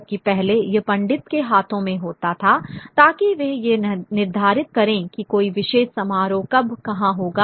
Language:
Hindi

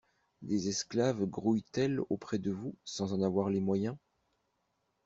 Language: French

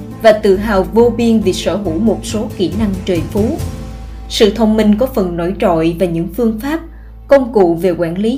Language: Vietnamese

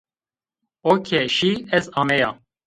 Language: Zaza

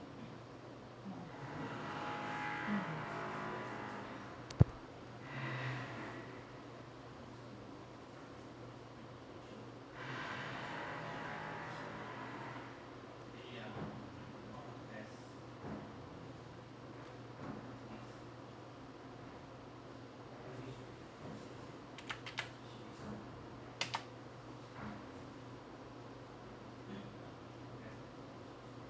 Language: English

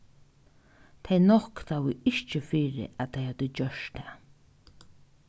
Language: Faroese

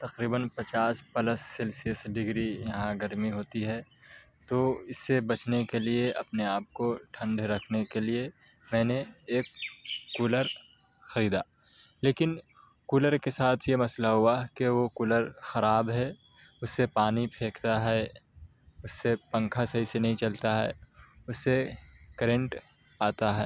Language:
Urdu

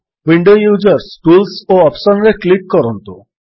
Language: Odia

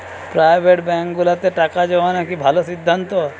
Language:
Bangla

